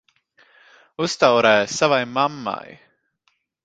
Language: Latvian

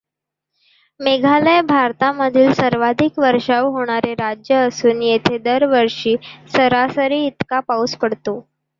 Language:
Marathi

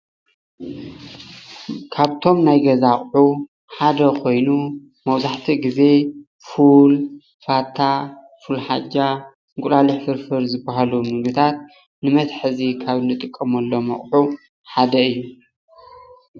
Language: Tigrinya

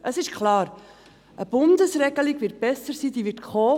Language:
Swiss German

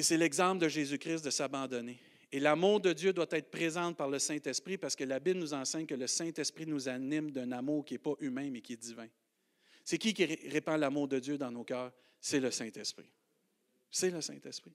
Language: French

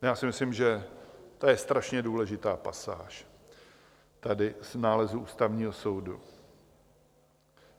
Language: Czech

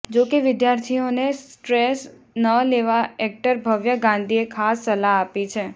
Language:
Gujarati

